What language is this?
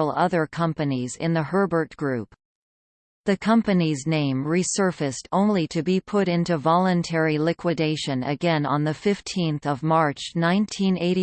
English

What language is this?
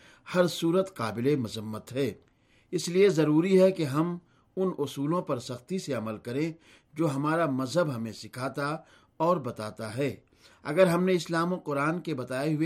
Urdu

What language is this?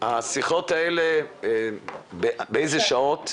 Hebrew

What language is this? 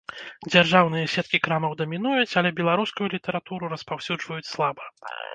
Belarusian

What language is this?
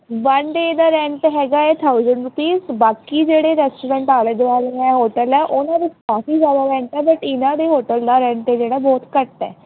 Punjabi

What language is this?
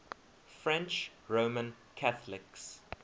English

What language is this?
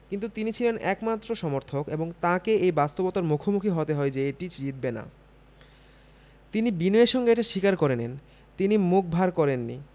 Bangla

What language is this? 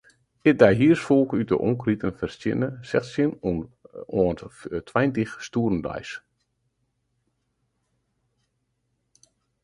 Western Frisian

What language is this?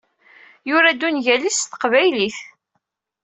Kabyle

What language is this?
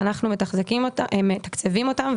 Hebrew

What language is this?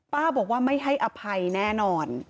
Thai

